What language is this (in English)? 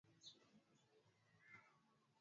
Swahili